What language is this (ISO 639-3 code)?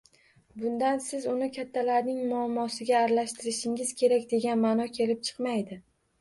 uzb